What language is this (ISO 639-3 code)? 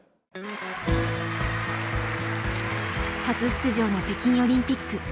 jpn